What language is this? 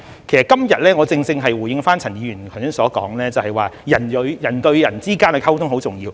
Cantonese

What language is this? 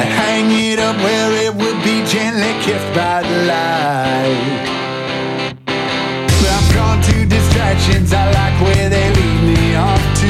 Polish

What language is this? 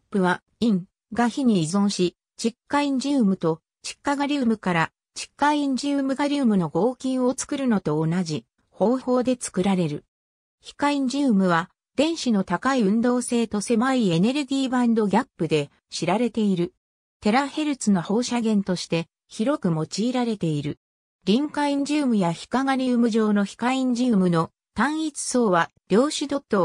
Japanese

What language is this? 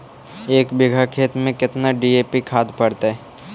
Magahi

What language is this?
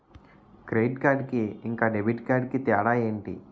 Telugu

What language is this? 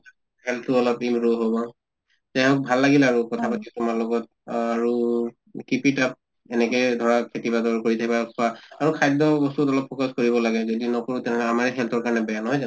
Assamese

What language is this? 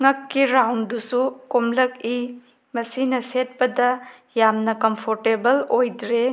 Manipuri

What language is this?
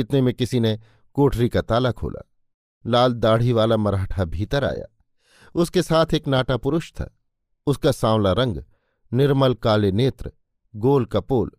Hindi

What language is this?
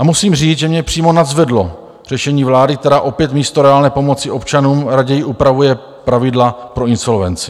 Czech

